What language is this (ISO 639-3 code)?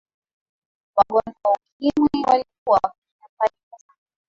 swa